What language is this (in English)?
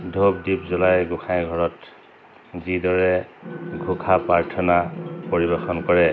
Assamese